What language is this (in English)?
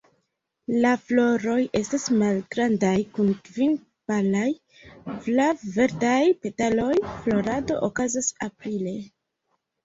Esperanto